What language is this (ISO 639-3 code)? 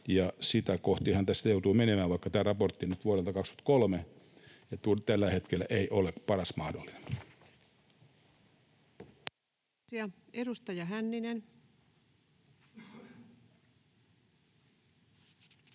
fin